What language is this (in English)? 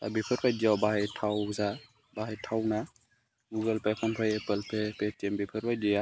Bodo